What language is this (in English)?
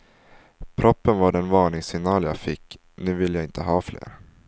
Swedish